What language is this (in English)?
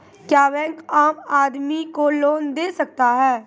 Maithili